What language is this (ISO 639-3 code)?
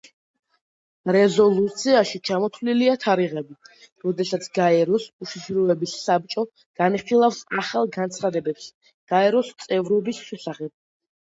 kat